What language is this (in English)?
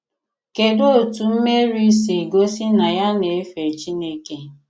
Igbo